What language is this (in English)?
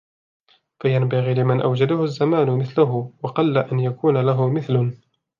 Arabic